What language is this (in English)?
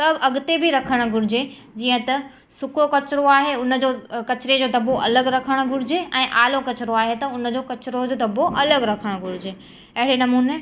Sindhi